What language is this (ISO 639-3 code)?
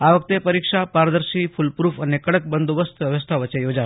guj